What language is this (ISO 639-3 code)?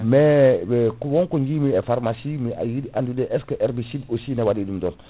ful